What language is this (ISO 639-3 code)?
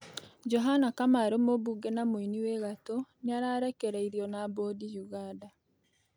kik